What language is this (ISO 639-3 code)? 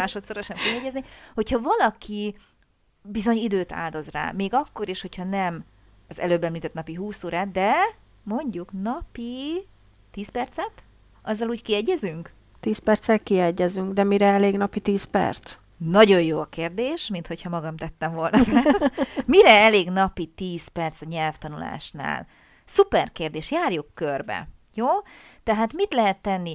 hun